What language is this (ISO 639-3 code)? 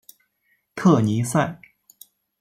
zho